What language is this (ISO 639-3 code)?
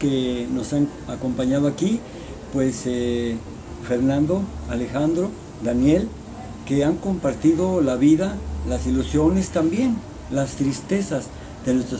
spa